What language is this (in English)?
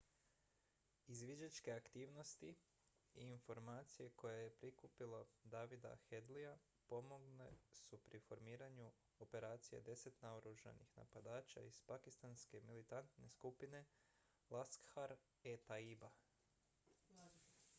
Croatian